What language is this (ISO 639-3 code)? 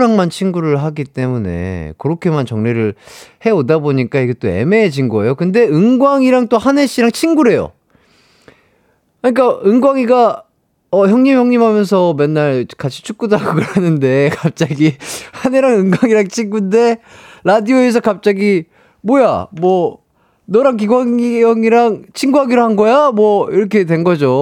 kor